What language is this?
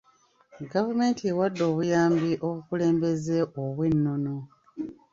Ganda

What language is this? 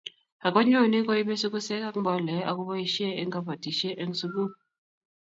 Kalenjin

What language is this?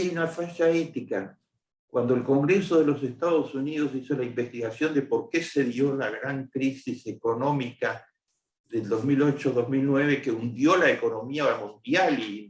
Spanish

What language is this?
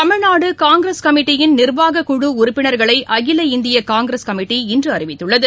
Tamil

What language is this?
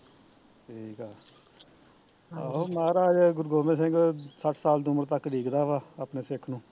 Punjabi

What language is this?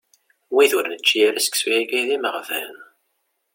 Kabyle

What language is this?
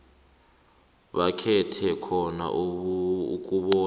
South Ndebele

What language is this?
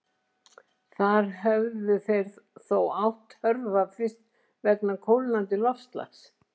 Icelandic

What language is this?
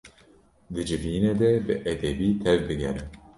Kurdish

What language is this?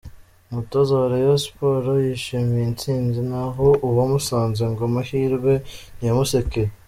Kinyarwanda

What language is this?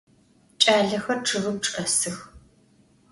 Adyghe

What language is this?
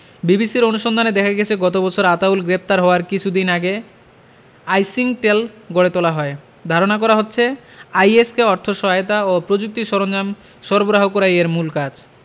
Bangla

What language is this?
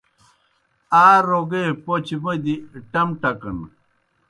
Kohistani Shina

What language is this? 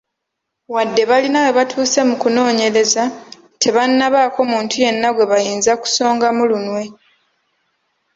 Ganda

